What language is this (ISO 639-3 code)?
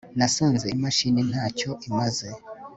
kin